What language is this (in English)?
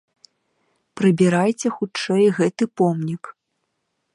Belarusian